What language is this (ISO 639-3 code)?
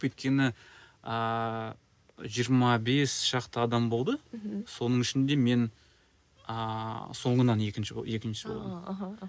kaz